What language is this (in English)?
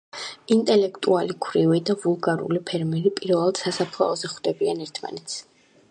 Georgian